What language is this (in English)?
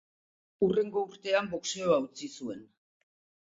Basque